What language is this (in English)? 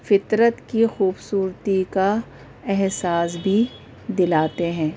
Urdu